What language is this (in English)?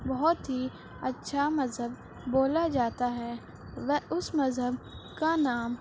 Urdu